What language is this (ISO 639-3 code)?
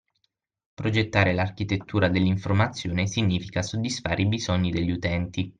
ita